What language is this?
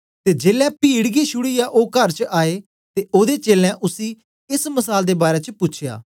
Dogri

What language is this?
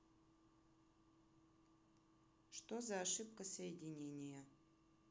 Russian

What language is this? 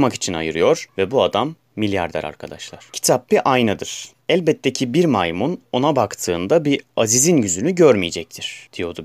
Turkish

